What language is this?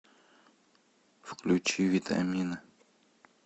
Russian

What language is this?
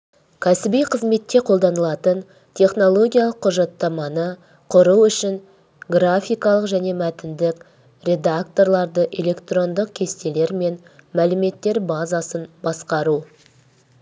Kazakh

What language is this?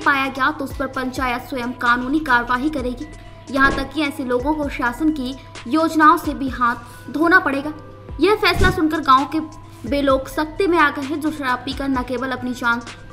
Hindi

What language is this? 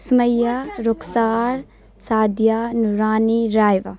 Urdu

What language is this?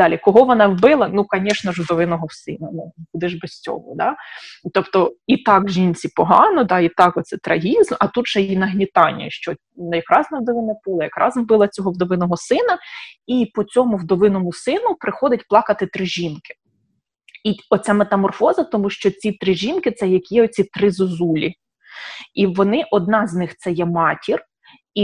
Ukrainian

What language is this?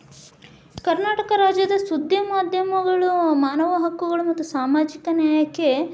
Kannada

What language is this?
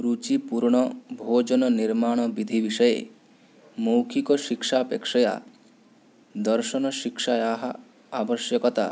Sanskrit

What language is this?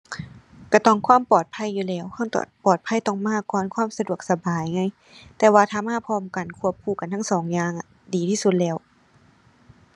Thai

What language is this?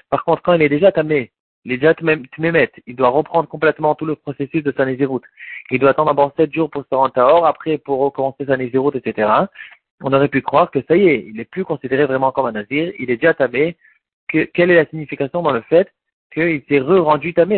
French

